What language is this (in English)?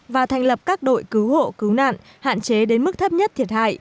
Vietnamese